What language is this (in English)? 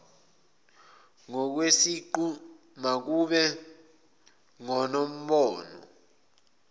Zulu